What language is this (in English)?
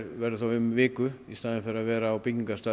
Icelandic